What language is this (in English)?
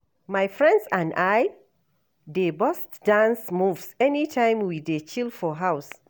Nigerian Pidgin